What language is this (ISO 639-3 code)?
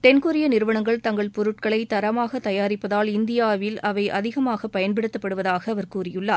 tam